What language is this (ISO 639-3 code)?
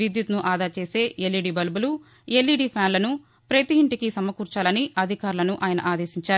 tel